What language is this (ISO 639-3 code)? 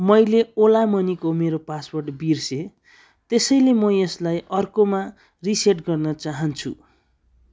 nep